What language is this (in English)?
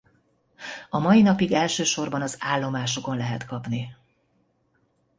Hungarian